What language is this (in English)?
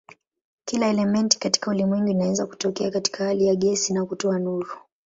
Swahili